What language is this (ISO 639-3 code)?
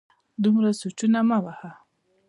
pus